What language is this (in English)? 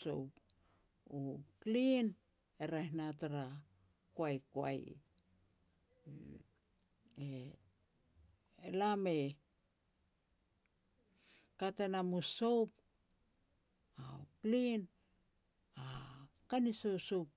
Petats